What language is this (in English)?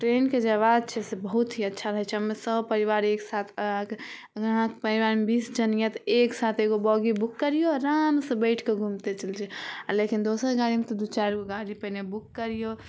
Maithili